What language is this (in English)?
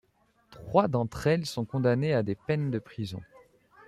French